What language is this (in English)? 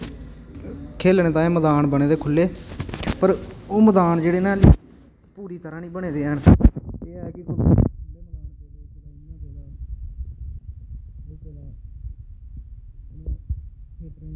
Dogri